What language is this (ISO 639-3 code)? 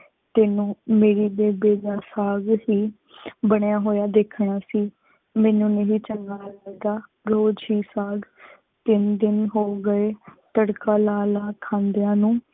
pan